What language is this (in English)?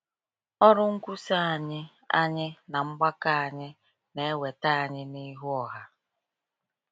Igbo